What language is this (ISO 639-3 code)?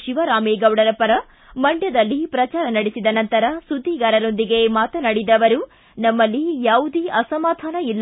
kan